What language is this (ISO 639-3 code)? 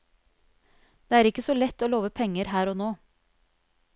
nor